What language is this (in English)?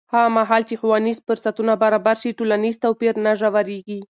Pashto